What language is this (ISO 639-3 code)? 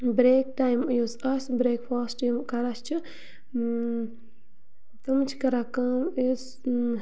kas